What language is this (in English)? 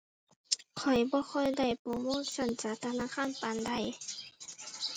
Thai